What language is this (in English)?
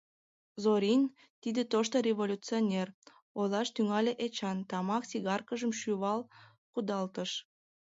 Mari